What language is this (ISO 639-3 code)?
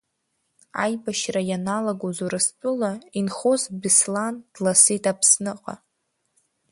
abk